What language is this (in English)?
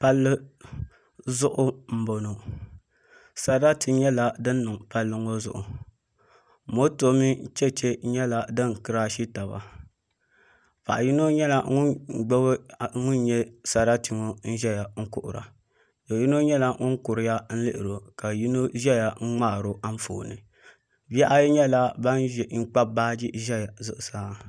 Dagbani